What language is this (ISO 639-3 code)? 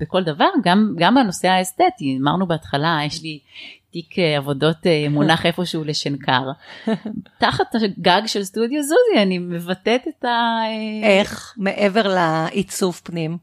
heb